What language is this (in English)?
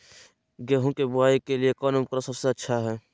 Magahi